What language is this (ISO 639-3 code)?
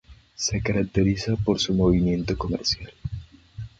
spa